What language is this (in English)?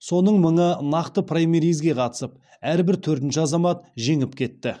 Kazakh